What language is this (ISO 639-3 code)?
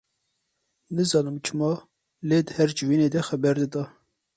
kur